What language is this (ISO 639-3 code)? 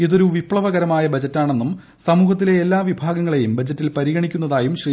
mal